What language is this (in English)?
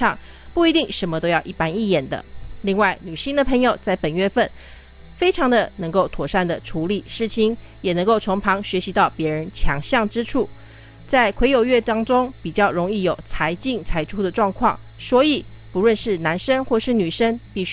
Chinese